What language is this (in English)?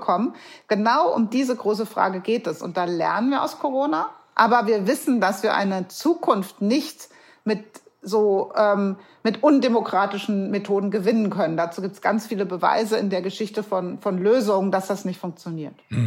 German